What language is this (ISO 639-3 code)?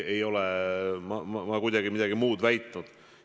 est